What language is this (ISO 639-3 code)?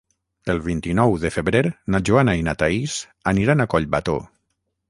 cat